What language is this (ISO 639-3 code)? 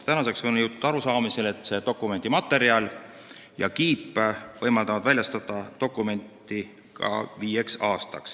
est